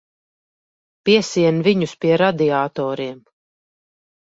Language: Latvian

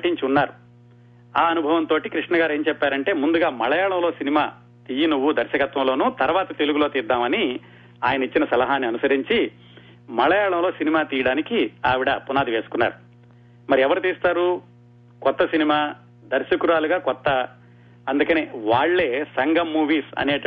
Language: Telugu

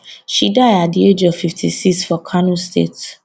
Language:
Nigerian Pidgin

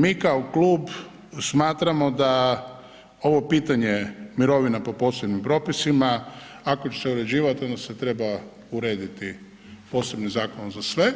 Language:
Croatian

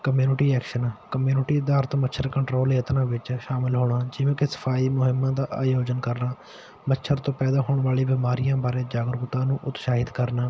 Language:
Punjabi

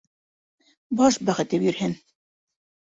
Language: Bashkir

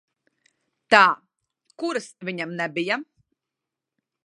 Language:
Latvian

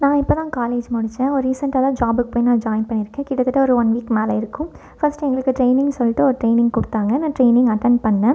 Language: Tamil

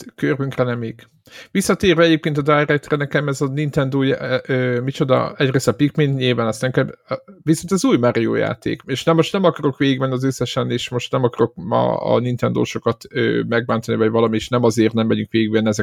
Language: Hungarian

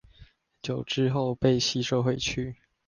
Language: Chinese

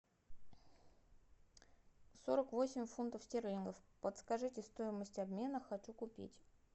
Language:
Russian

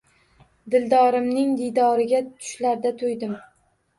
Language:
Uzbek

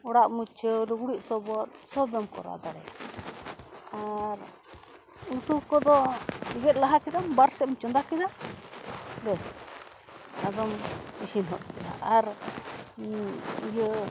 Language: Santali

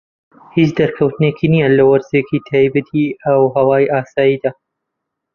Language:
Central Kurdish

